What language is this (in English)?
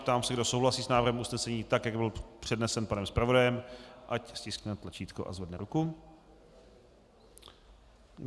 Czech